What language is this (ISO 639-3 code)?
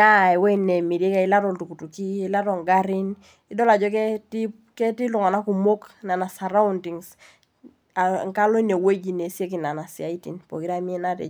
mas